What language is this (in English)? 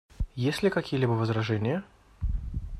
Russian